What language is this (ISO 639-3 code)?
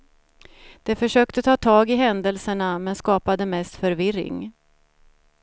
swe